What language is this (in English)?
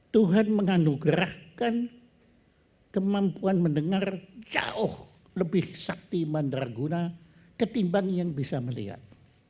Indonesian